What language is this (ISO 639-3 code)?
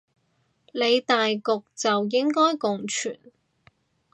yue